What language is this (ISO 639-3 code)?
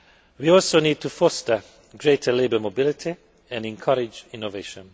eng